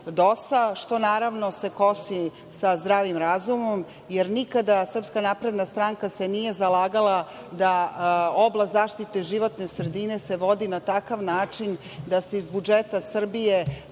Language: Serbian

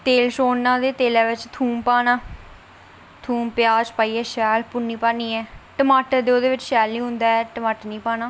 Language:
Dogri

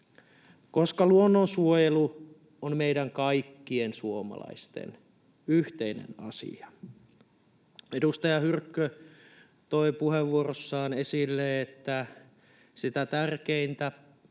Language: Finnish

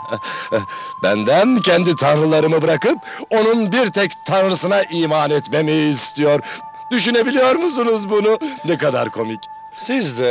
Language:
Turkish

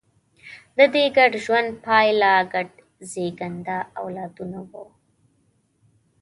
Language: Pashto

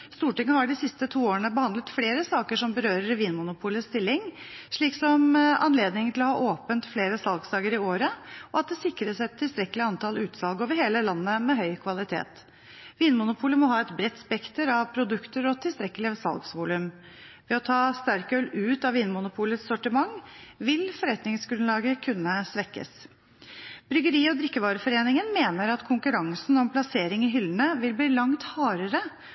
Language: Norwegian Bokmål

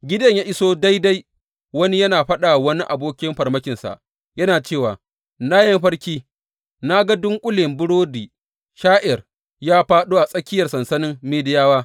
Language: Hausa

